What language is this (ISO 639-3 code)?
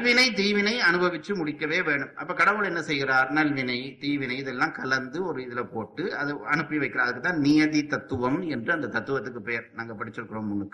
tam